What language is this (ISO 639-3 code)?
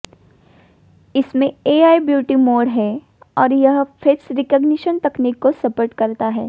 hin